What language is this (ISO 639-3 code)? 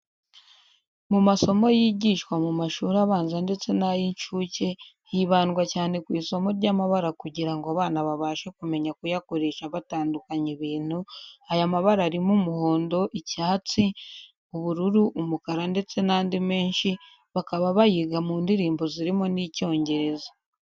kin